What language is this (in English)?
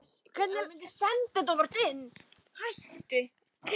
Icelandic